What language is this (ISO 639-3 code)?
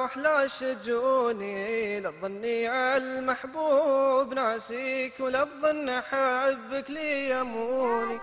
ara